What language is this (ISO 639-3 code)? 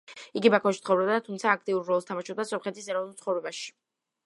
kat